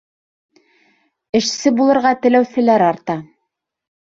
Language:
Bashkir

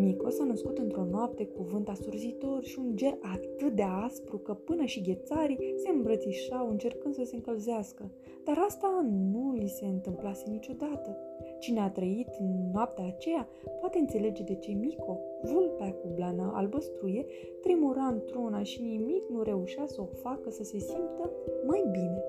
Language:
Romanian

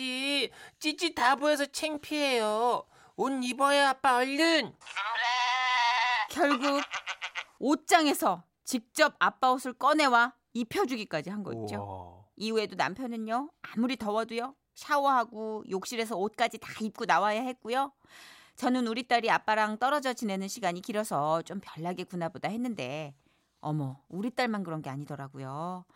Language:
Korean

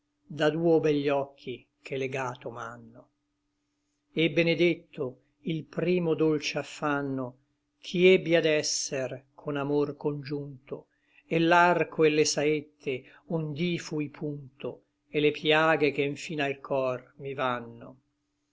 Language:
Italian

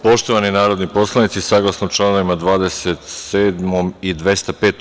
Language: Serbian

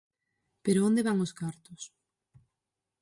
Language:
Galician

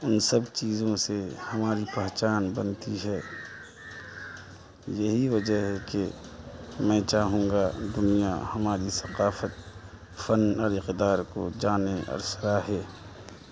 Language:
Urdu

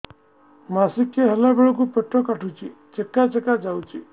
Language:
Odia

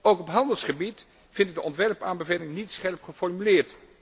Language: Dutch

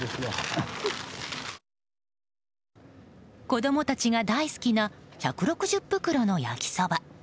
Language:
Japanese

